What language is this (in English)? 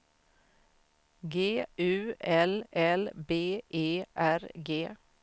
Swedish